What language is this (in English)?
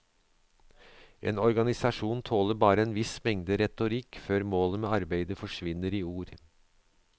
Norwegian